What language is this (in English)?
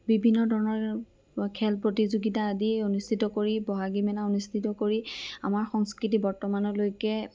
Assamese